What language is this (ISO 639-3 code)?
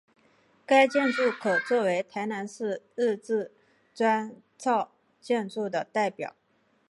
zho